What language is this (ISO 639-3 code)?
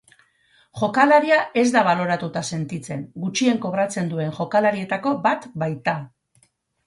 eus